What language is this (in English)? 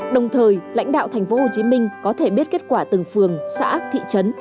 Vietnamese